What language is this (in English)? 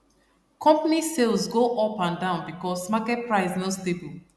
Nigerian Pidgin